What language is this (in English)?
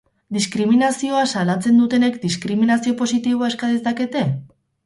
Basque